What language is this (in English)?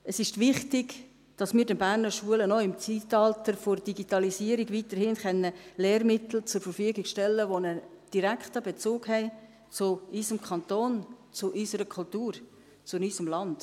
Swiss German